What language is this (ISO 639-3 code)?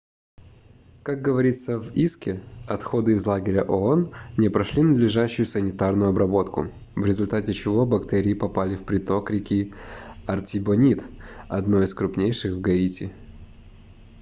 rus